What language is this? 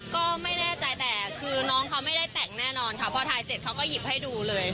Thai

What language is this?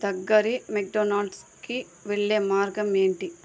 Telugu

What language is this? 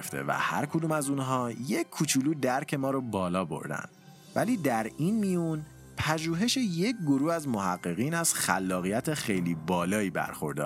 Persian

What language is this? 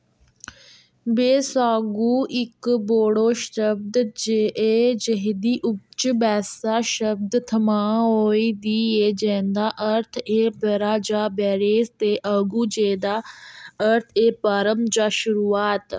Dogri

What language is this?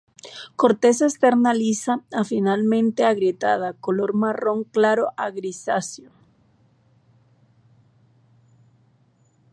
Spanish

